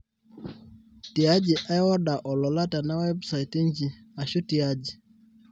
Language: Masai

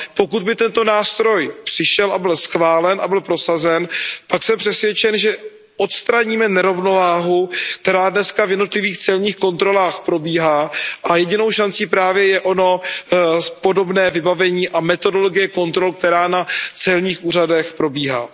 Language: Czech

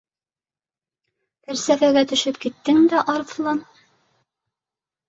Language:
Bashkir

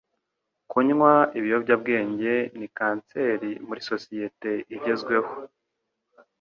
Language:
Kinyarwanda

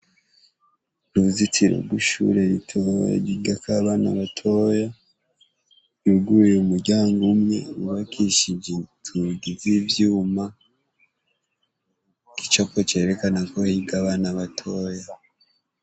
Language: Rundi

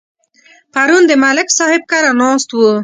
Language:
Pashto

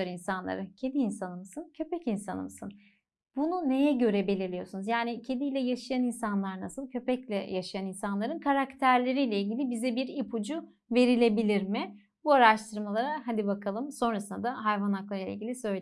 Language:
Turkish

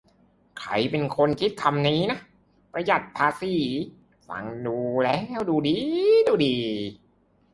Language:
Thai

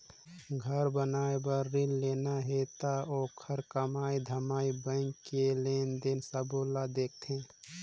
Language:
Chhattisgarhi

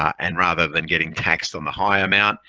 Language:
English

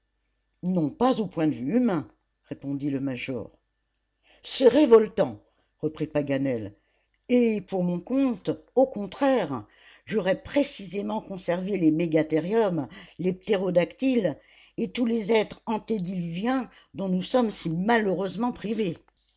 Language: French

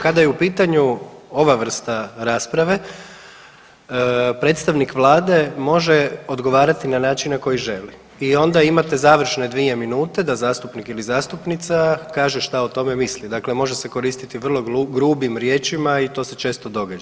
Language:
Croatian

